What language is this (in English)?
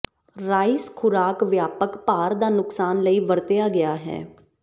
Punjabi